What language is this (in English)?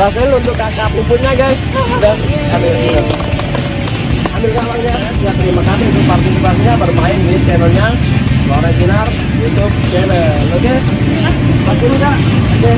Indonesian